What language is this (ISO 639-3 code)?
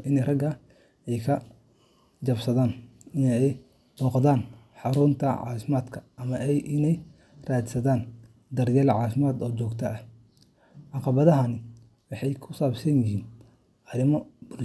som